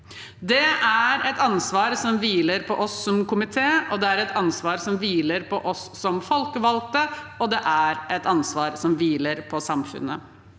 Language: Norwegian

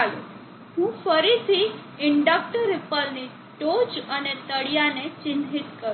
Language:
Gujarati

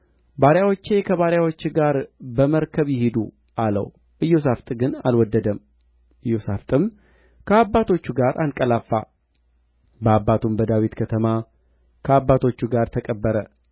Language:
Amharic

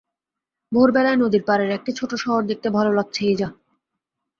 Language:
Bangla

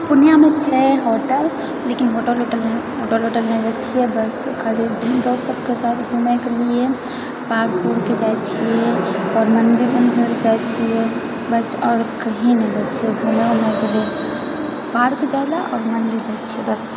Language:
Maithili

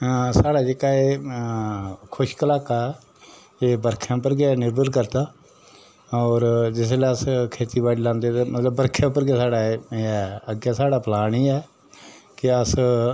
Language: Dogri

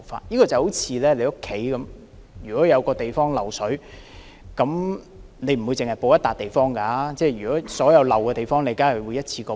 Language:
Cantonese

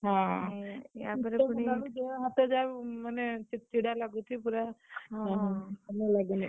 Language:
Odia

